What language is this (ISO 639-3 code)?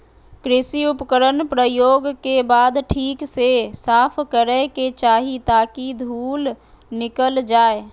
mag